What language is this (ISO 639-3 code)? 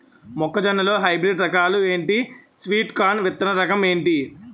tel